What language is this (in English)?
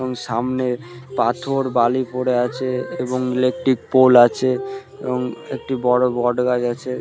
Bangla